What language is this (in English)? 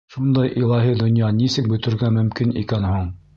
Bashkir